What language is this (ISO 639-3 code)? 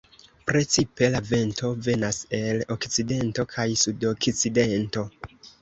epo